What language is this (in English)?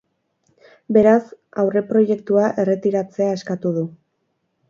Basque